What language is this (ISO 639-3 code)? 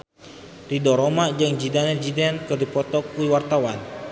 sun